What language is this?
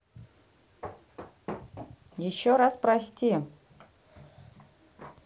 Russian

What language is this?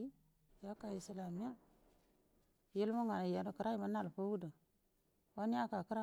Buduma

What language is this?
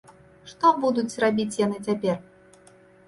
Belarusian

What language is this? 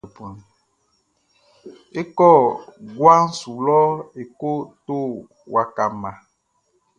Baoulé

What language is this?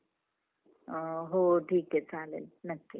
Marathi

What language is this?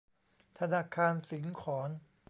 Thai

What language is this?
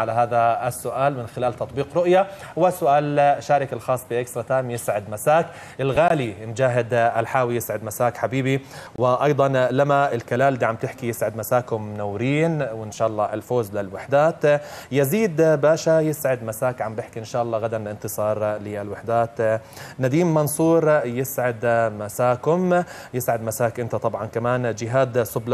Arabic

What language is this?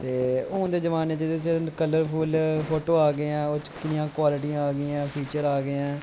Dogri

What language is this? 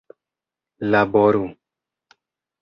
Esperanto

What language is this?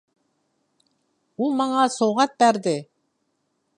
Uyghur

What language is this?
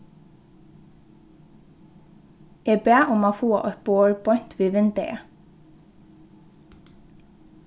Faroese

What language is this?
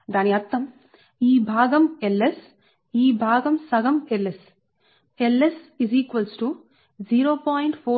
Telugu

